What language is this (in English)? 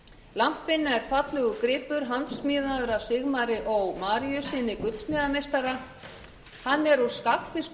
Icelandic